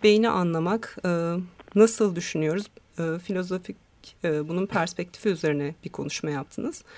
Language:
Turkish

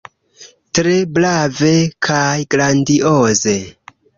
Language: Esperanto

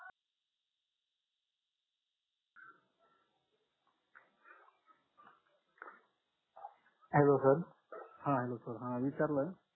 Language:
Marathi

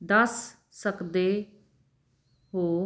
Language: Punjabi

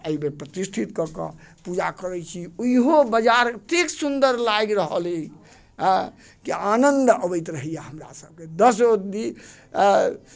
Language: Maithili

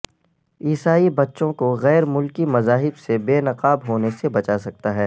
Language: Urdu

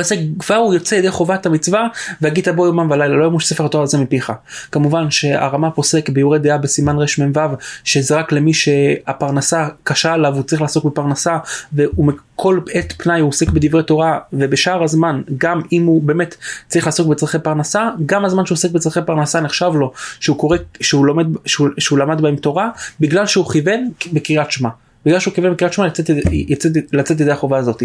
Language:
Hebrew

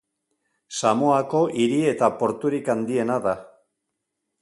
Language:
Basque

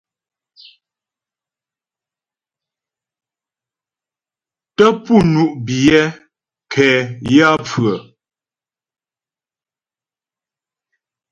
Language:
Ghomala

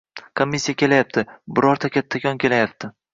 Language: Uzbek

